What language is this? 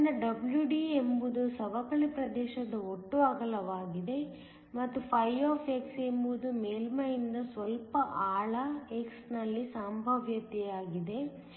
Kannada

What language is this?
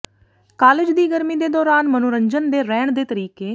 Punjabi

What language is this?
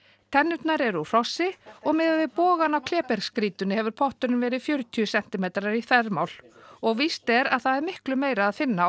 Icelandic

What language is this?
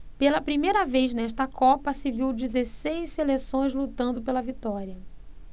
Portuguese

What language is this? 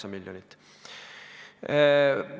Estonian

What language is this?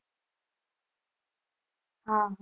Gujarati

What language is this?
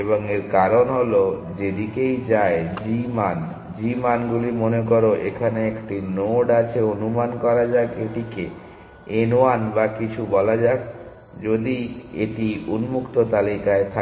Bangla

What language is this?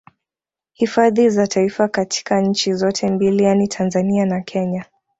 Swahili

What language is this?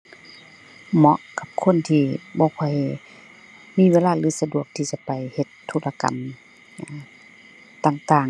Thai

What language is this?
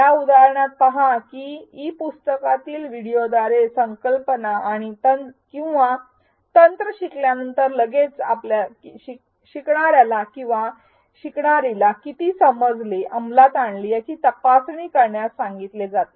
Marathi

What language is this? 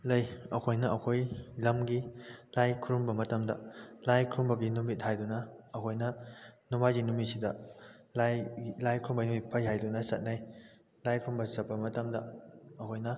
Manipuri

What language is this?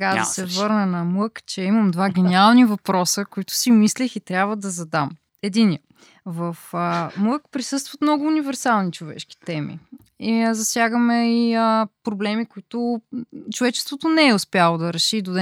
Bulgarian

